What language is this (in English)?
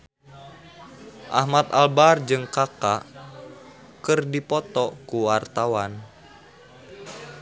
Sundanese